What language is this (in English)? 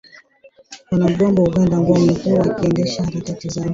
Swahili